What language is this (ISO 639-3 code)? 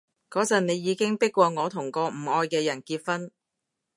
yue